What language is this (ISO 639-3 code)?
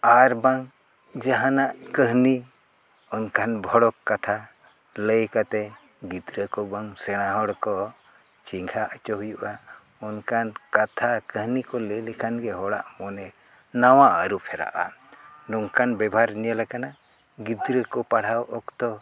sat